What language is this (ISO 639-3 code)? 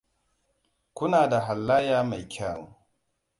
hau